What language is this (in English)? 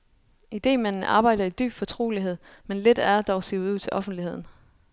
Danish